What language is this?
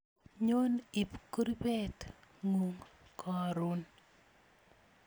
Kalenjin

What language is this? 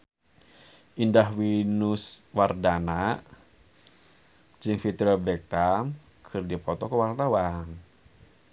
Sundanese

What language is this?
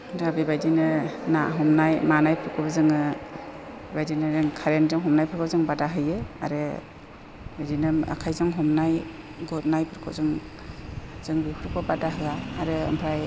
Bodo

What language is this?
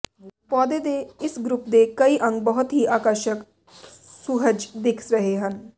Punjabi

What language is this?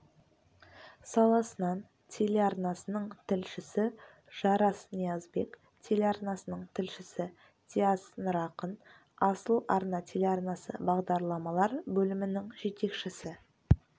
Kazakh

